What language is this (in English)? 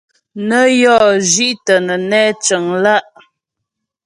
Ghomala